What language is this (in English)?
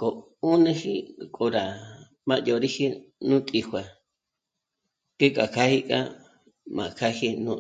Michoacán Mazahua